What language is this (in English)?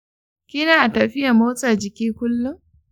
Hausa